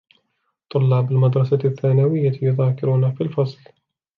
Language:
Arabic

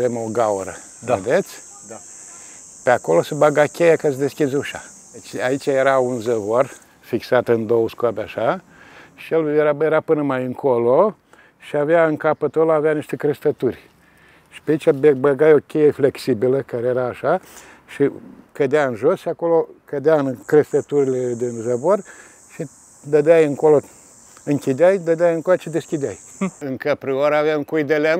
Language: Romanian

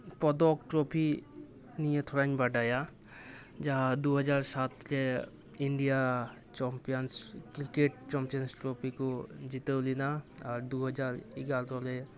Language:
Santali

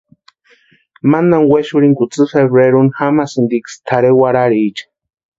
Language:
Western Highland Purepecha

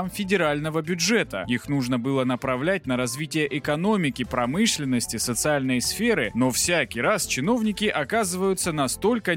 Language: Russian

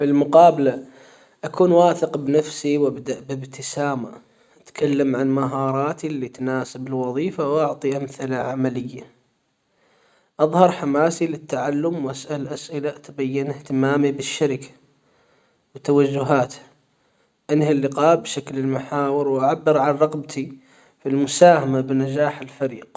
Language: Hijazi Arabic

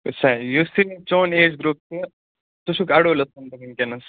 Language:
Kashmiri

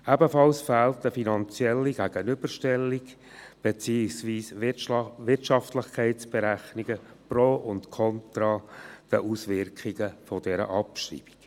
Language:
Swiss German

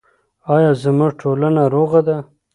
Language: Pashto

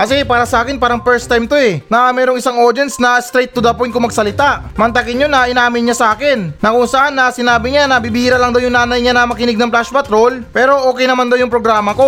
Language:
Filipino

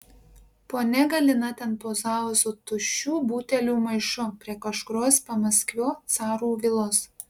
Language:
Lithuanian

